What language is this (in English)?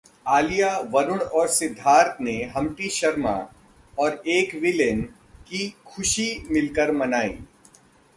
Hindi